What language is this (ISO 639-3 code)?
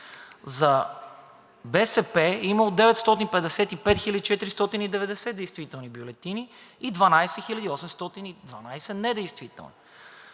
bul